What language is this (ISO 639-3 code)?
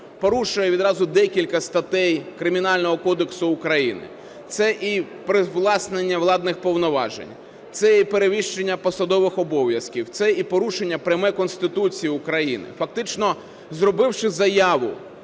ukr